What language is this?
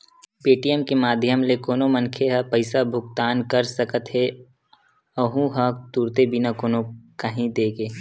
Chhattisgarhi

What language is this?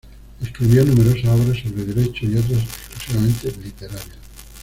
Spanish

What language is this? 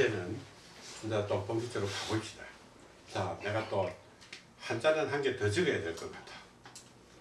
Korean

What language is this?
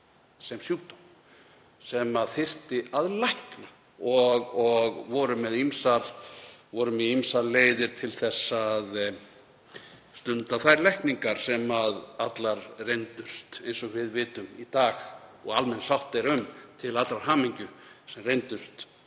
Icelandic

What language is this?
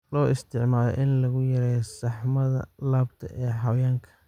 Somali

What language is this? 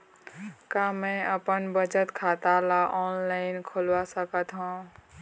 Chhattisgarhi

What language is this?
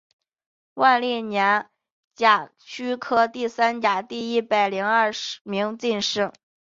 Chinese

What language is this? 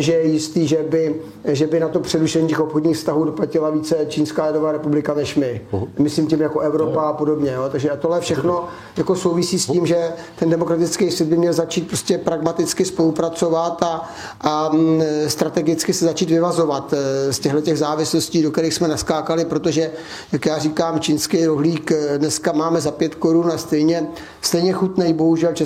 Czech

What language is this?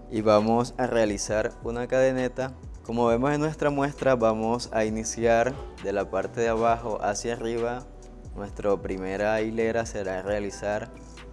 Spanish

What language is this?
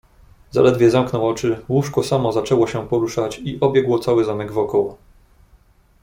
Polish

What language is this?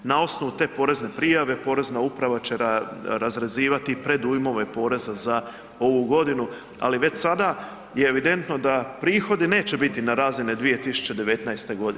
Croatian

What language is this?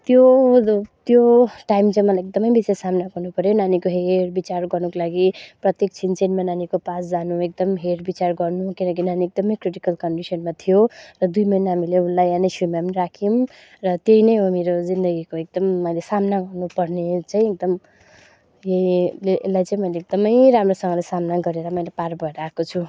Nepali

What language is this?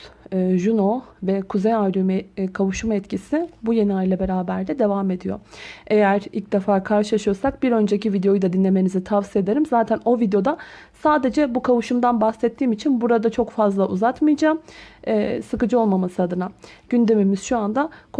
Turkish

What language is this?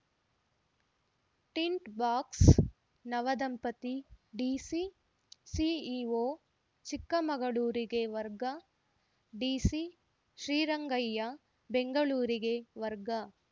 Kannada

